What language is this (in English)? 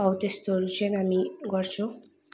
Nepali